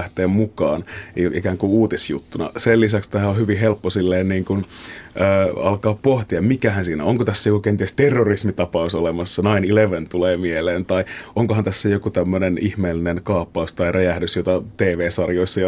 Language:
Finnish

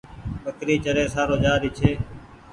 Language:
Goaria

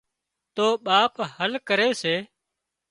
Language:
Wadiyara Koli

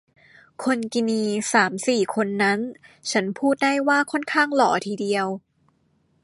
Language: Thai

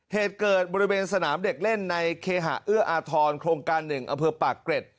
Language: Thai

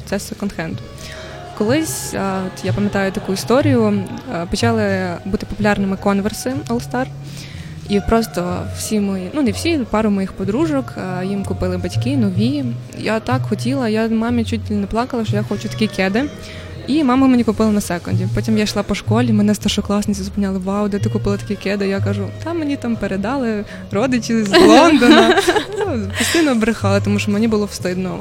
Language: Ukrainian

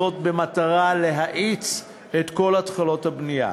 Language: Hebrew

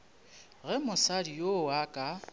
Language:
Northern Sotho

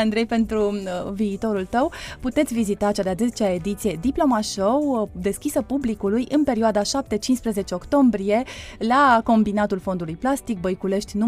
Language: Romanian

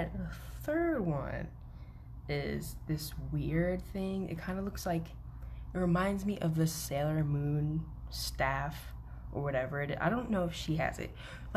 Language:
English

